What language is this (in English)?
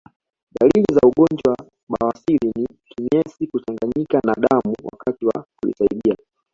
Swahili